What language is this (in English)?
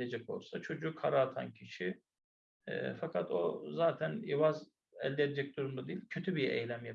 Turkish